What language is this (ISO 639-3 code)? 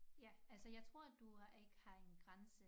dan